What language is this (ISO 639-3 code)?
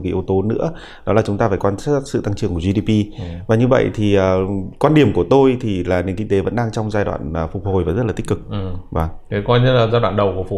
vie